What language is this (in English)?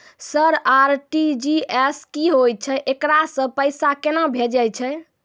Maithili